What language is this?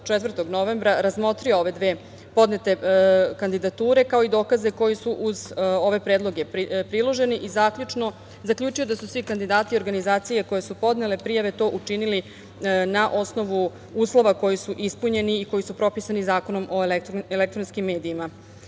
Serbian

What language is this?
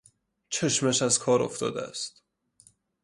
Persian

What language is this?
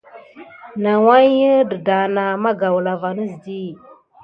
Gidar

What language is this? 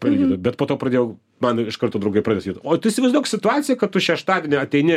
Lithuanian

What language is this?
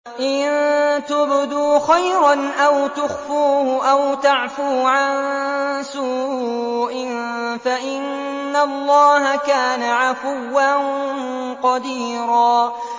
Arabic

